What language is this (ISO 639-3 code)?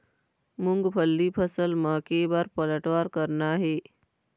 hne